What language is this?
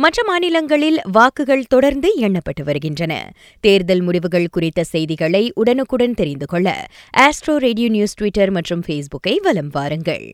Tamil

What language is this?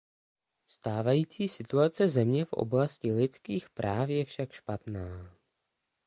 Czech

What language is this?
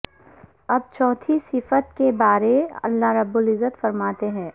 Urdu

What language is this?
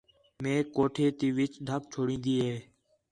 Khetrani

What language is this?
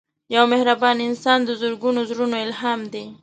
Pashto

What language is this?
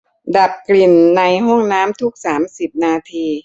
Thai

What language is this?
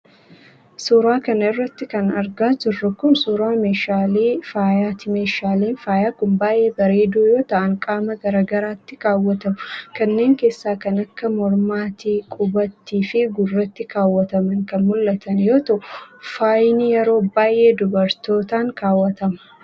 Oromo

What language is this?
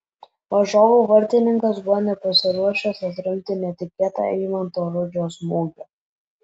Lithuanian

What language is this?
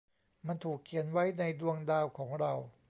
Thai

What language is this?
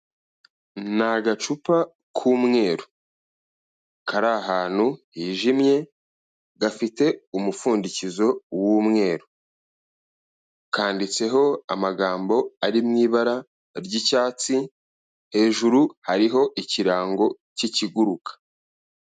Kinyarwanda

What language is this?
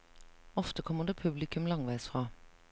Norwegian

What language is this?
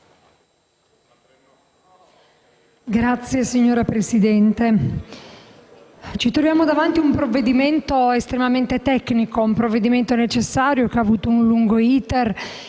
Italian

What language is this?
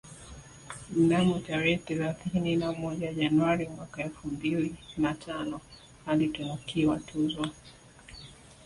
Swahili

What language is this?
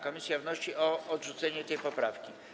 Polish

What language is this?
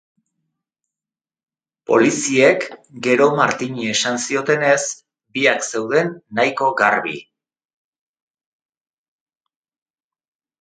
Basque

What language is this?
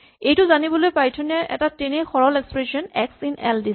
Assamese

